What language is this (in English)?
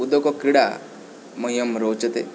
Sanskrit